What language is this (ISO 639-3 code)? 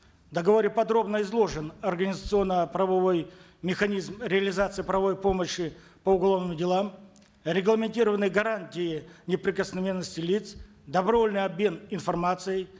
kaz